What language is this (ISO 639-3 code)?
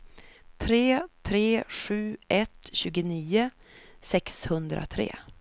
swe